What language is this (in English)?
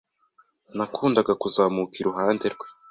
Kinyarwanda